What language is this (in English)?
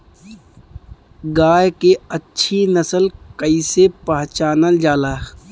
Bhojpuri